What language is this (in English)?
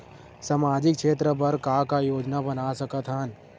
Chhattisgarhi